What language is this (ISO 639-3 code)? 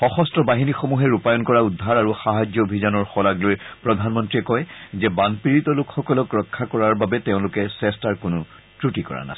asm